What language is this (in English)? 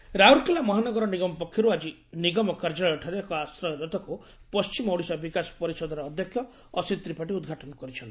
Odia